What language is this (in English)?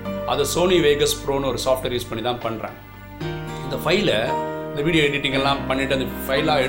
Tamil